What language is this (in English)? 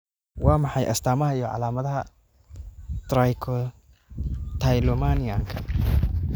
Somali